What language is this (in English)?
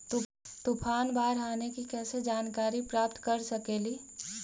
Magahi